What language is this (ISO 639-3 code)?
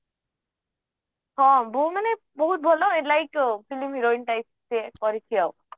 ori